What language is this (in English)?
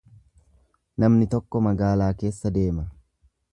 Oromo